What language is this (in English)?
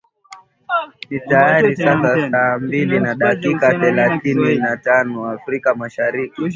Swahili